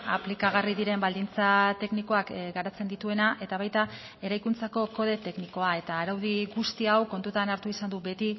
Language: Basque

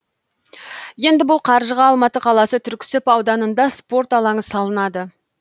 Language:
Kazakh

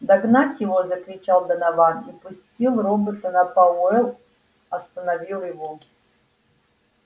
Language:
Russian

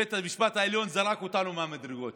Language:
Hebrew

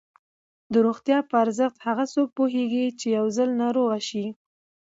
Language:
Pashto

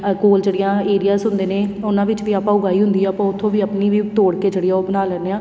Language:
Punjabi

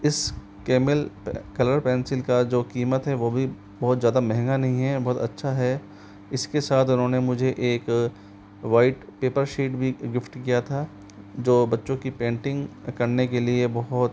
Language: Hindi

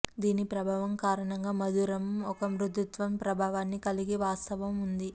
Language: Telugu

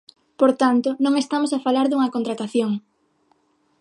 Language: Galician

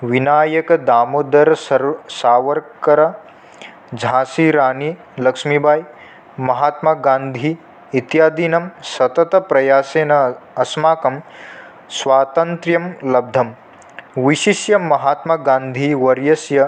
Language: Sanskrit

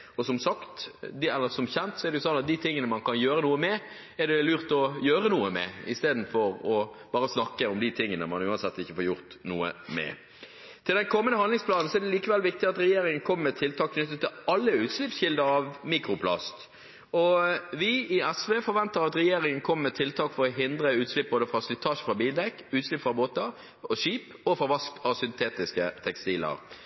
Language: Norwegian Bokmål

